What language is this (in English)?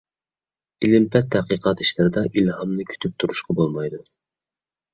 Uyghur